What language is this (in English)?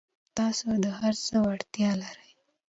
Pashto